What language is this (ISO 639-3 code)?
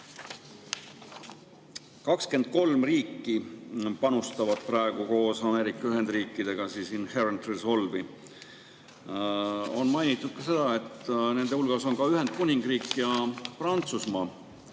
est